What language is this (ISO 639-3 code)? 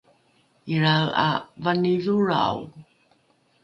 dru